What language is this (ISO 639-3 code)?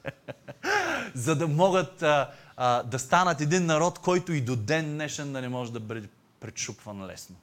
bul